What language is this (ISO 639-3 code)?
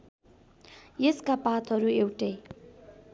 nep